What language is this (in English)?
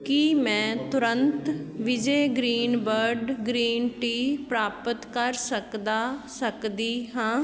Punjabi